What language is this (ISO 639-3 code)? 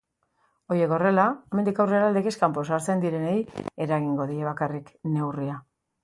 eus